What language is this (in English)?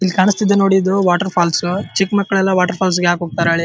Kannada